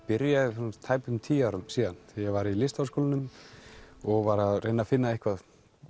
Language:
Icelandic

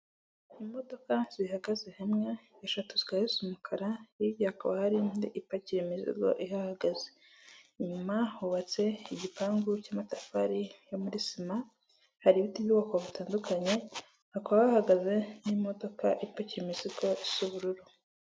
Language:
Kinyarwanda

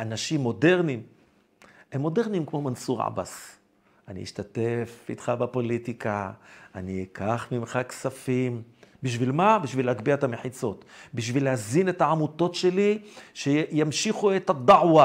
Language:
Hebrew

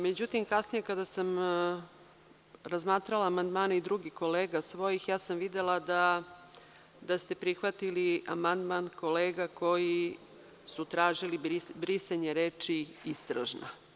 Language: Serbian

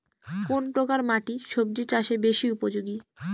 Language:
Bangla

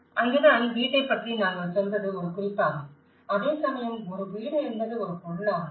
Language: Tamil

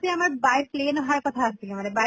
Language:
Assamese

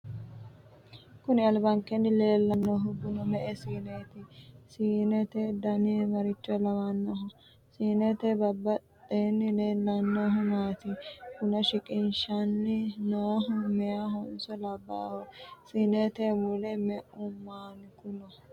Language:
Sidamo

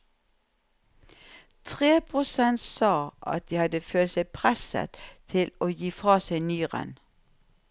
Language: Norwegian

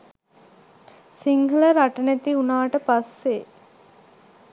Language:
Sinhala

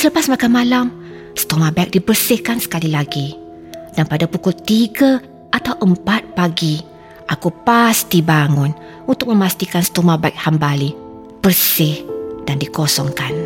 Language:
Malay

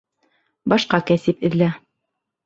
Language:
Bashkir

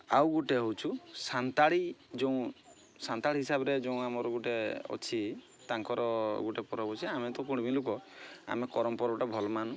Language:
Odia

